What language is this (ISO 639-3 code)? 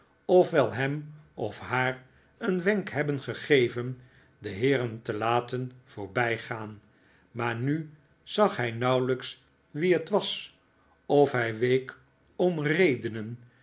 nld